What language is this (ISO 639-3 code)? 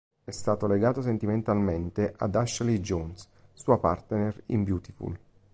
ita